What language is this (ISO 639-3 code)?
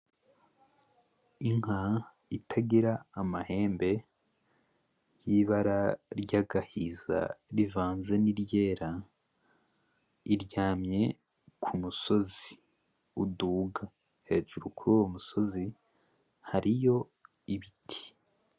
run